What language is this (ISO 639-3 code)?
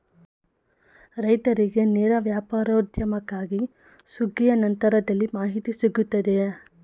kan